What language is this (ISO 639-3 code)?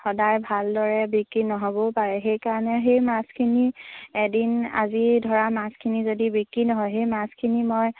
asm